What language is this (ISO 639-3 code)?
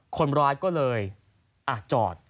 tha